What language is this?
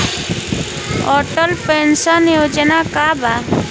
Bhojpuri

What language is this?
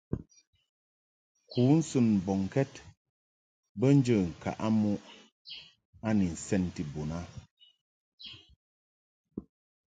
Mungaka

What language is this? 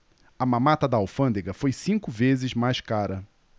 Portuguese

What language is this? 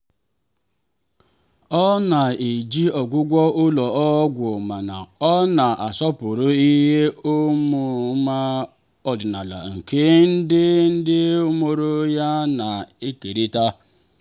Igbo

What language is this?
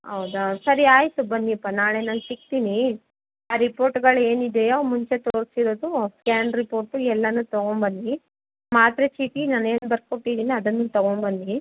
Kannada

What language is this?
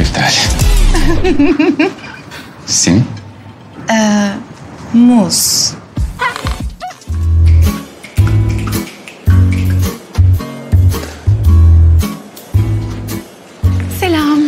Turkish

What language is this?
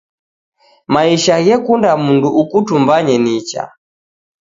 Taita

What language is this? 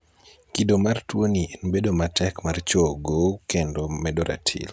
Luo (Kenya and Tanzania)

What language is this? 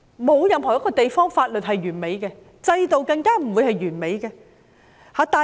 Cantonese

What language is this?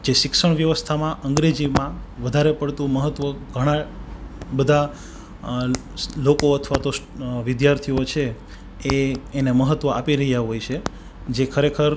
Gujarati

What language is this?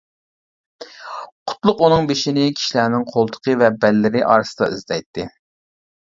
Uyghur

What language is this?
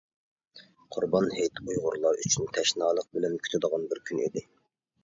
Uyghur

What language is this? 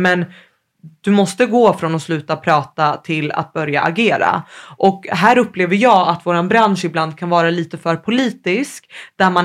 Swedish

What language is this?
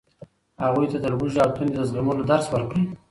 Pashto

